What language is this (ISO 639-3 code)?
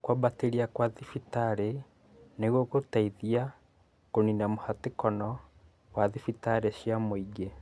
kik